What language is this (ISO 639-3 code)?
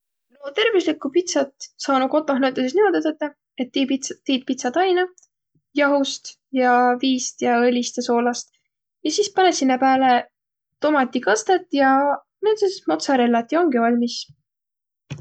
vro